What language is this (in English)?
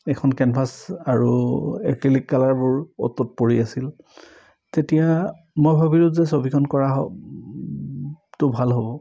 Assamese